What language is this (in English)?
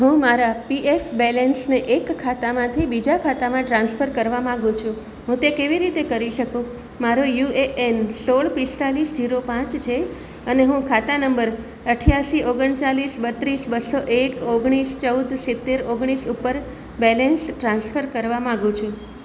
Gujarati